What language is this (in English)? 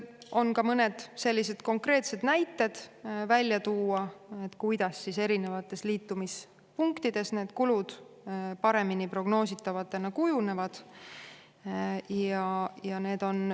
Estonian